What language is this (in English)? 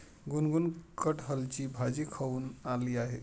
Marathi